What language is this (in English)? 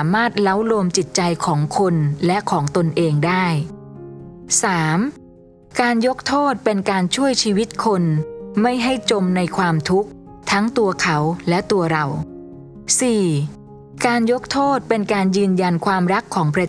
Thai